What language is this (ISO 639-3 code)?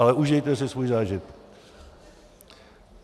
ces